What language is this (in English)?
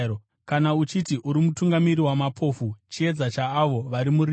Shona